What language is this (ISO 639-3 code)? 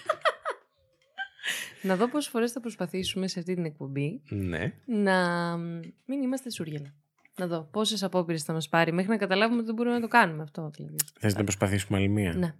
ell